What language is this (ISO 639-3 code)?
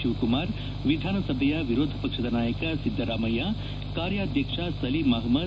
kan